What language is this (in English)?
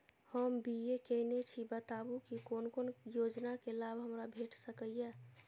Maithili